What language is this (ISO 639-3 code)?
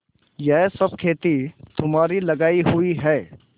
hin